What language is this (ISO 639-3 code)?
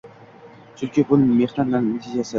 uzb